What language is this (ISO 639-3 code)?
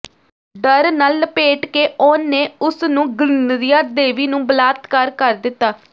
pan